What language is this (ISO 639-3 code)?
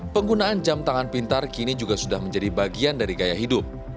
ind